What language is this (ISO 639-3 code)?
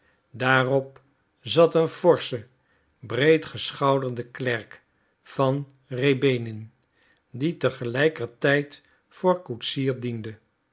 nld